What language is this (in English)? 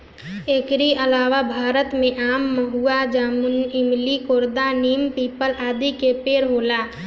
Bhojpuri